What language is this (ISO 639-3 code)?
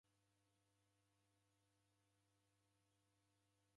dav